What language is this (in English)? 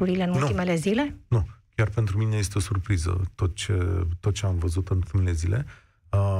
Romanian